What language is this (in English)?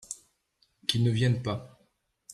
French